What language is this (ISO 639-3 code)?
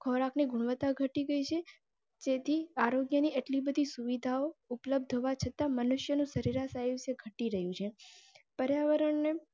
guj